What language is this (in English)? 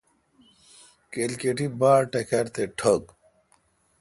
Kalkoti